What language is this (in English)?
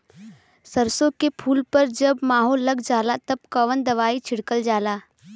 Bhojpuri